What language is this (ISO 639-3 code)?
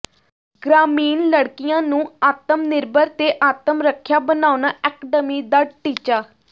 pan